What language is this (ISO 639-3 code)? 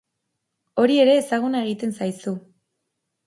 eus